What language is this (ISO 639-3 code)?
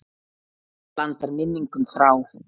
isl